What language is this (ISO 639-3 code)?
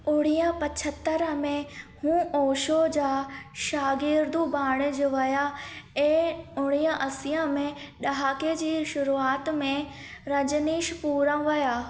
snd